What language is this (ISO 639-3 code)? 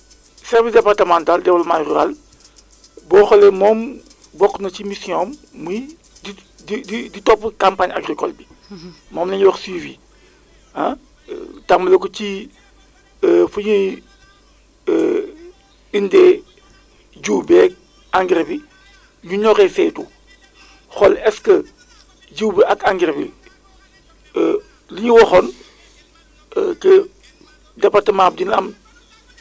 wol